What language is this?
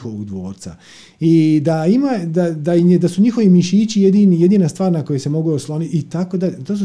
Croatian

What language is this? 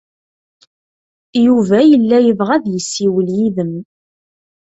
Kabyle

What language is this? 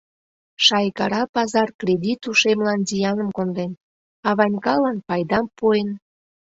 Mari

